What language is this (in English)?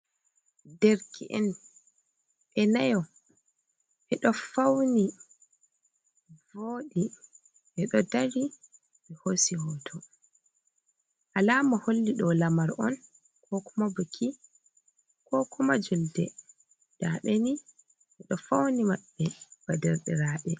Fula